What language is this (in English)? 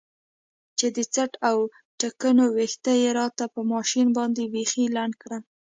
Pashto